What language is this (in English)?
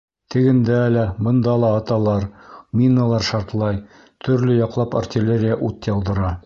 Bashkir